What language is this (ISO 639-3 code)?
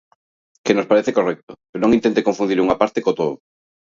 glg